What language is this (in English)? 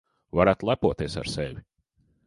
Latvian